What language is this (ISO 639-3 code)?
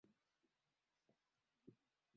swa